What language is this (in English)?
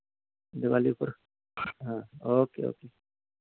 Dogri